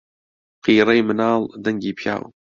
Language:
Central Kurdish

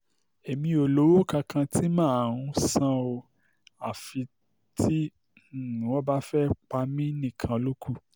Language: Yoruba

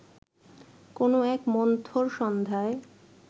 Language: Bangla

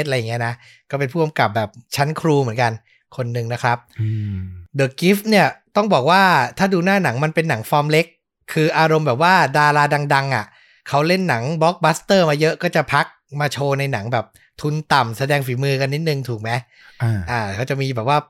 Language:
Thai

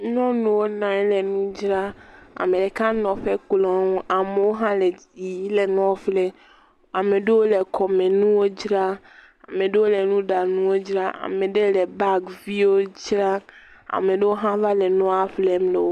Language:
Ewe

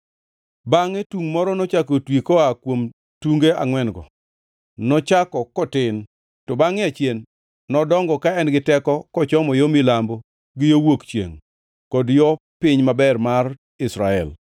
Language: Luo (Kenya and Tanzania)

